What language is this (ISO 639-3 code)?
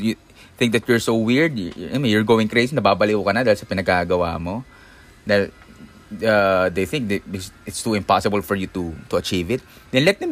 fil